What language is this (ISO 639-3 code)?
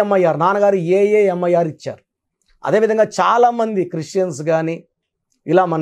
tel